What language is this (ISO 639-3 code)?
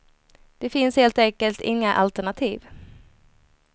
swe